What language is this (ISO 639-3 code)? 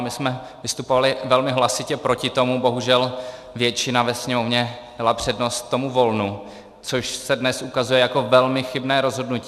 ces